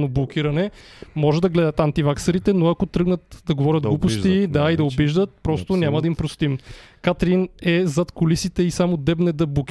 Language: Bulgarian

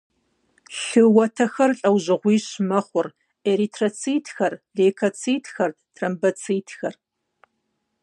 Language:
Kabardian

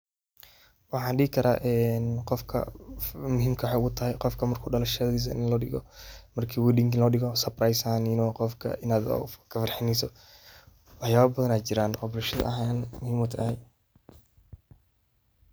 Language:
Somali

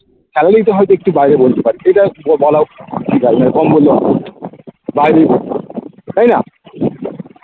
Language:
Bangla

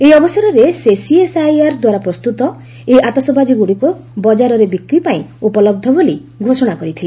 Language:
Odia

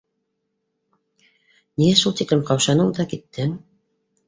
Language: Bashkir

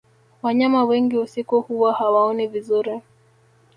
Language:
Swahili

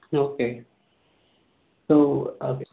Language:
Telugu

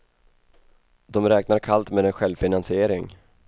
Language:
Swedish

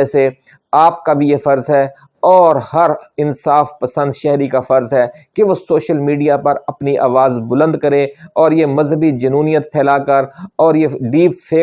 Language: Urdu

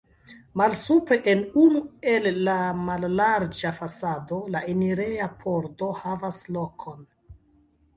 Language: Esperanto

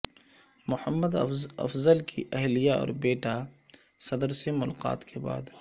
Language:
Urdu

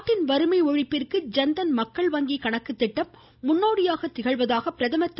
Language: Tamil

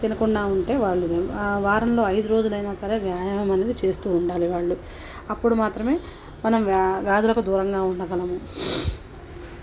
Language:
Telugu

